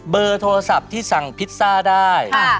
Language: Thai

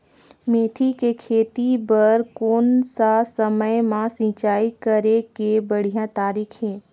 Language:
Chhattisgarhi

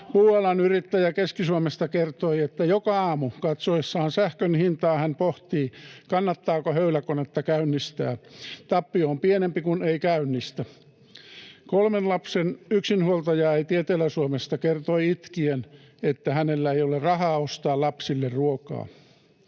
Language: Finnish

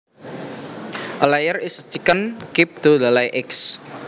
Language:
Javanese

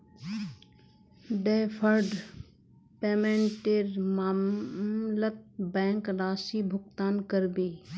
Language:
Magahi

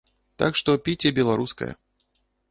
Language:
Belarusian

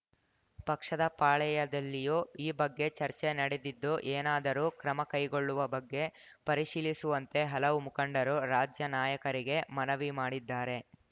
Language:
Kannada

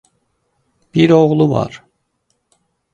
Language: Azerbaijani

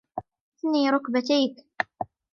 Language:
Arabic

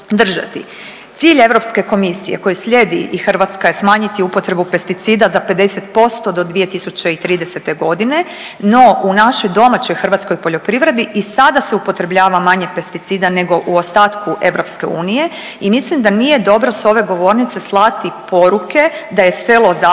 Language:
Croatian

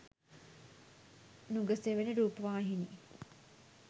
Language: Sinhala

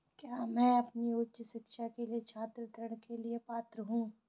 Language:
Hindi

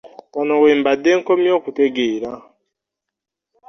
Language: Ganda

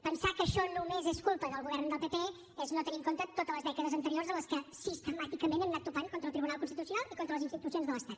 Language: Catalan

